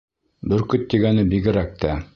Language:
Bashkir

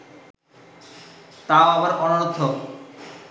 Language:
Bangla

